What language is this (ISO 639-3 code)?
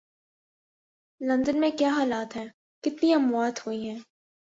urd